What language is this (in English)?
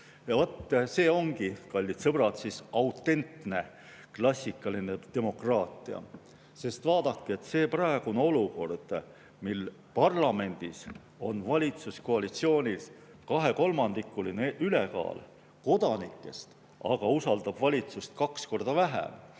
Estonian